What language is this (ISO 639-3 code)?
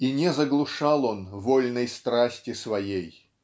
rus